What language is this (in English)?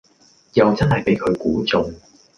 Cantonese